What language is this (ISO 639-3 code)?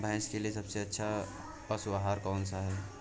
hin